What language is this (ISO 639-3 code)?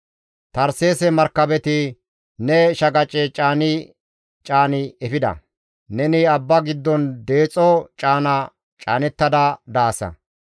gmv